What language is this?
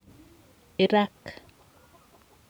Kalenjin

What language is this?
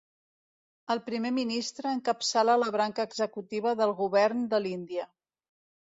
Catalan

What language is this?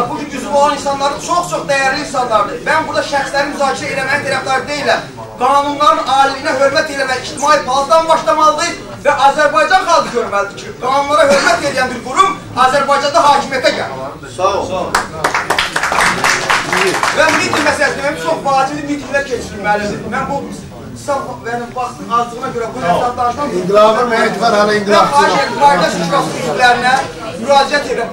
Turkish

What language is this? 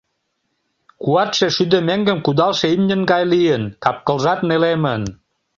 Mari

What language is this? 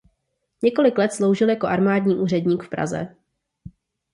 Czech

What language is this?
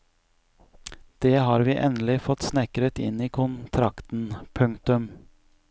Norwegian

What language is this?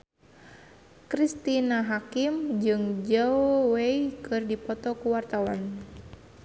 Sundanese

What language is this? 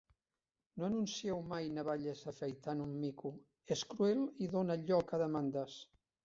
Catalan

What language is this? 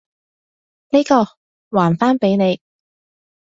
Cantonese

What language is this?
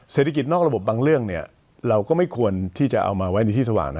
Thai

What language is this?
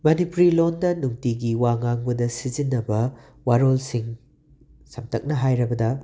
Manipuri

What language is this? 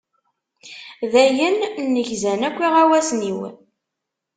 Kabyle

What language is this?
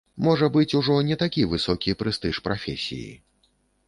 Belarusian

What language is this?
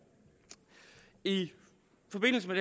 Danish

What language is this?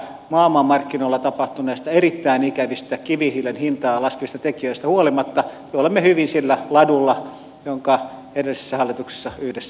Finnish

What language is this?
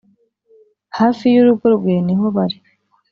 Kinyarwanda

